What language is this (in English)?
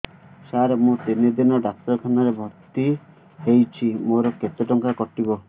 Odia